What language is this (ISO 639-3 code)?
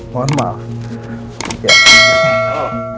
ind